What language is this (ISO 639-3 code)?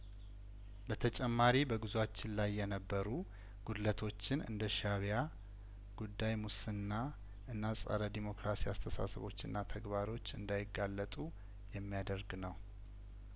amh